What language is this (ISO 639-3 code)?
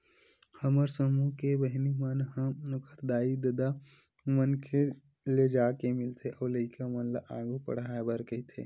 hne